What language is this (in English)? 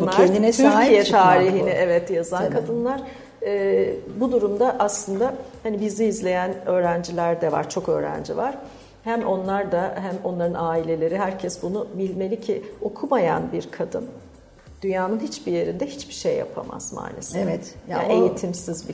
Turkish